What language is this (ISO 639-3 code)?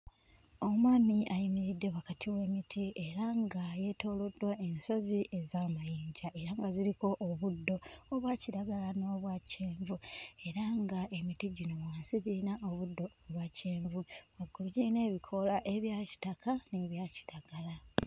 lug